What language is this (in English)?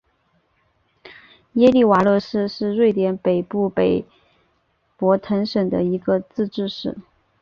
Chinese